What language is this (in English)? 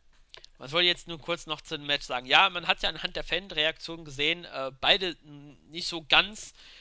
German